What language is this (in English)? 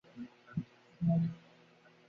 Bangla